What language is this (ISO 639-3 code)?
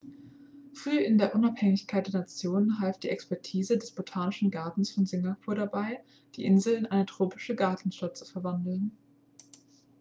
deu